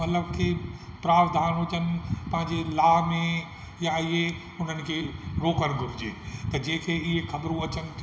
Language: Sindhi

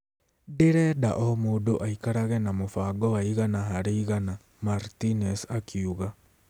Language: Kikuyu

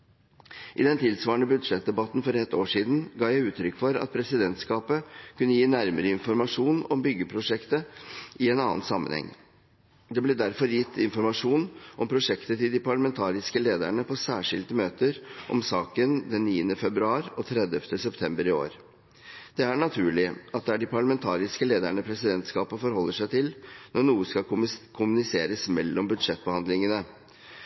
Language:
Norwegian Bokmål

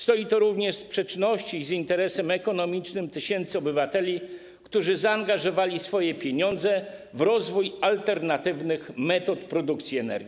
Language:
Polish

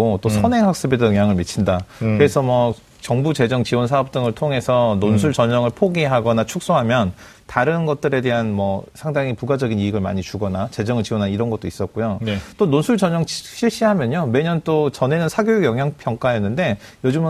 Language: Korean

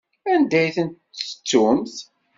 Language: Kabyle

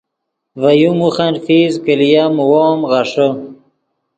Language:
Yidgha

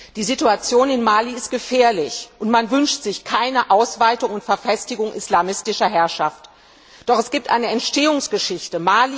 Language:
German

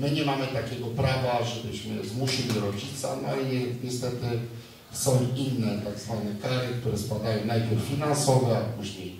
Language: Polish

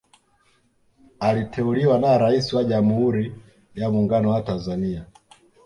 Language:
Swahili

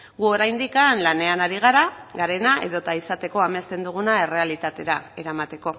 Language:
Basque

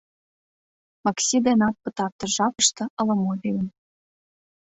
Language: Mari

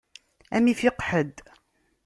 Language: Kabyle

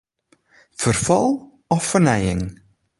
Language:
Western Frisian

